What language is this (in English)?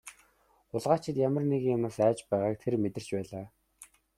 Mongolian